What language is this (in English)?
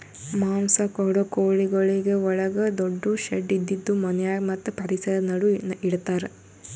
Kannada